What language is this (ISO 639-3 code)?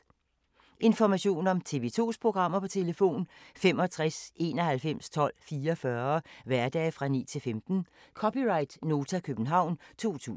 dan